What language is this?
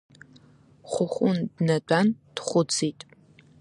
Abkhazian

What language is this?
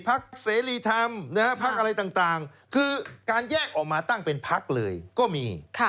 Thai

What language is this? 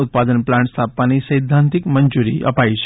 Gujarati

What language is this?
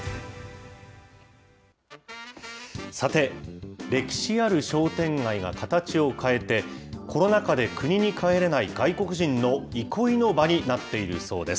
Japanese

